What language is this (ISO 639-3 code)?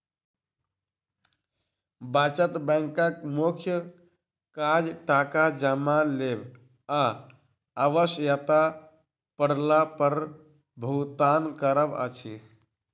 mai